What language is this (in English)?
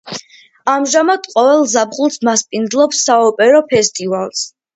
Georgian